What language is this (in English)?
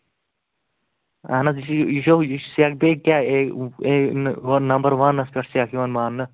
Kashmiri